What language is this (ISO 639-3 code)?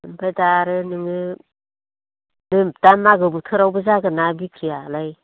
brx